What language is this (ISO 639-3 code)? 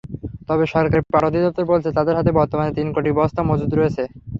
ben